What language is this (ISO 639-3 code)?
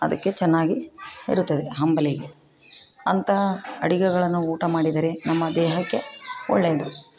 kan